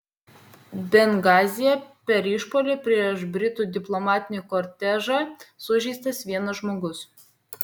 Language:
Lithuanian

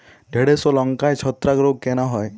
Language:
Bangla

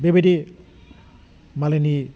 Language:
Bodo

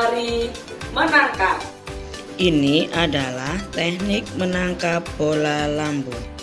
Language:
Indonesian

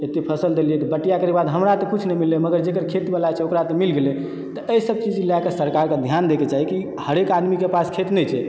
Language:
Maithili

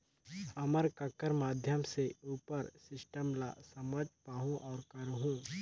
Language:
Chhattisgarhi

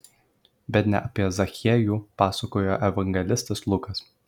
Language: Lithuanian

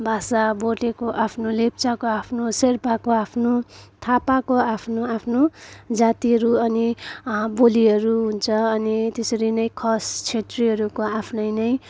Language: Nepali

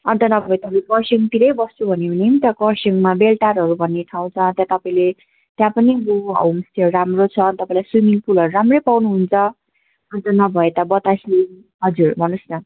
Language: Nepali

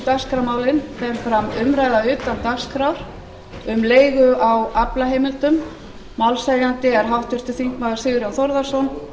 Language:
Icelandic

